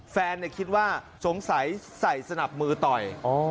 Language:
Thai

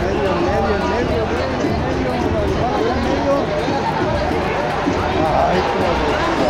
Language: Spanish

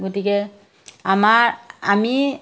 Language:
Assamese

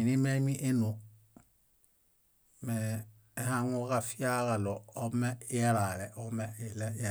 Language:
Bayot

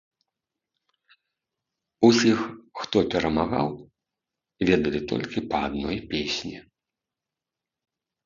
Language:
Belarusian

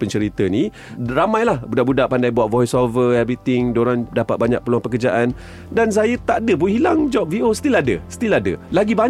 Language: Malay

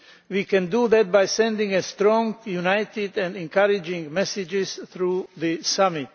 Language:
English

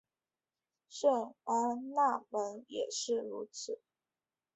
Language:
Chinese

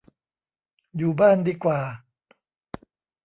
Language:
Thai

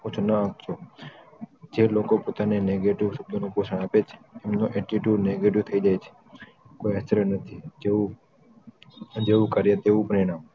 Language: Gujarati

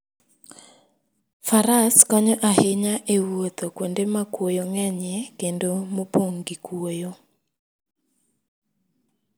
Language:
Luo (Kenya and Tanzania)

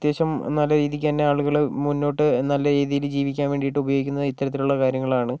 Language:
Malayalam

